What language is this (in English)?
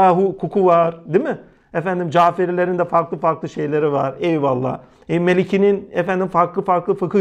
Turkish